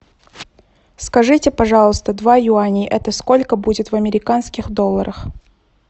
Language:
Russian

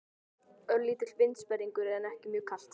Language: Icelandic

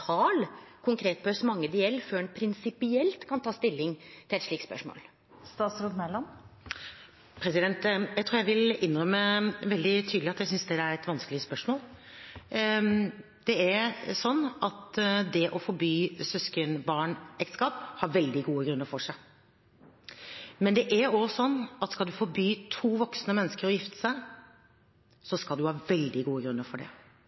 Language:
Norwegian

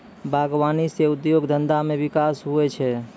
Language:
Maithili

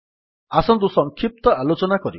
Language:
Odia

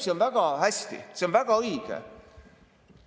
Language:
Estonian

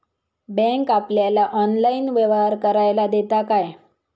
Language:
Marathi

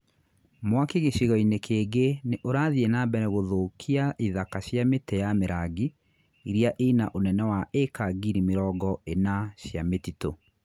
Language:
Kikuyu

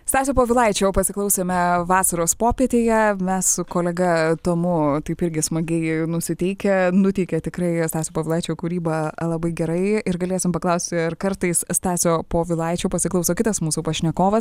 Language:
Lithuanian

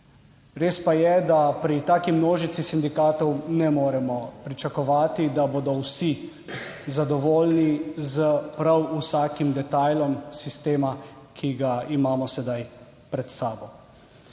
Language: Slovenian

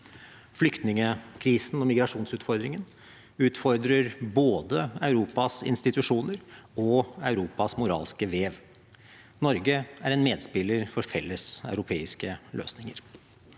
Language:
Norwegian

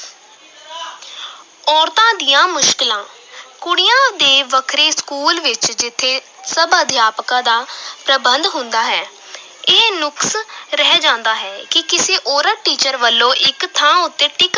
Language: Punjabi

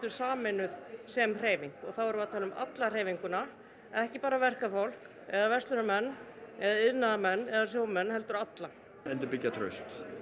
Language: Icelandic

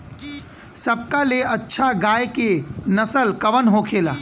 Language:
Bhojpuri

